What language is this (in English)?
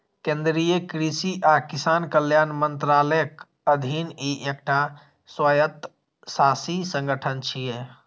Maithili